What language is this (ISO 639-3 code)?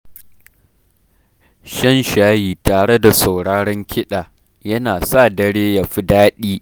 hau